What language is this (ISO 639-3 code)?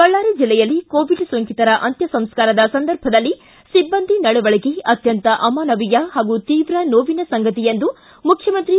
kan